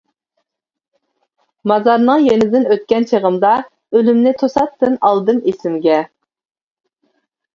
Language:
Uyghur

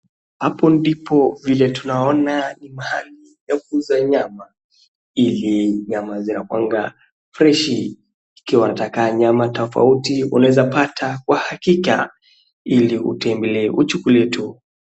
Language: Swahili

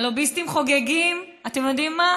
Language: Hebrew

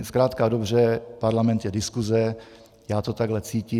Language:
Czech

